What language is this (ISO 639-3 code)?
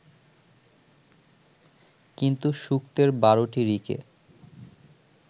ben